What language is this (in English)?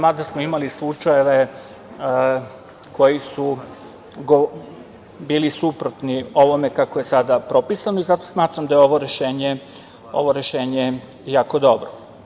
Serbian